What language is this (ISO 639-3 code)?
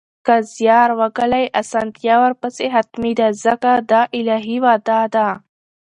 pus